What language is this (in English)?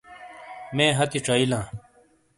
Shina